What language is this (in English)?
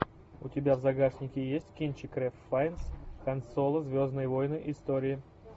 Russian